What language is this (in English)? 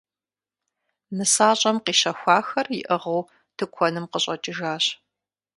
Kabardian